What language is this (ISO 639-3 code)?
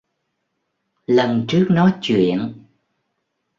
vie